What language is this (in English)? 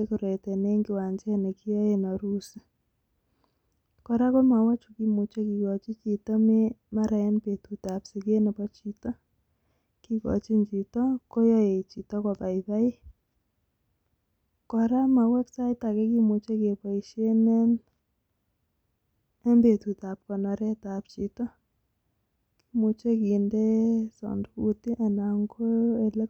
Kalenjin